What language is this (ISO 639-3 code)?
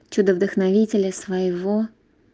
rus